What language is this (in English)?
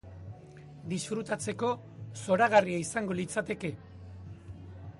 Basque